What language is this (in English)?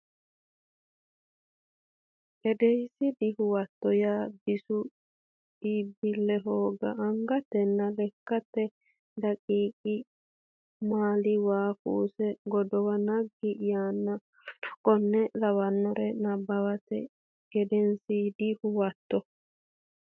Sidamo